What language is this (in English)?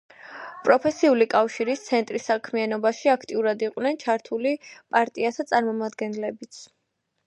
Georgian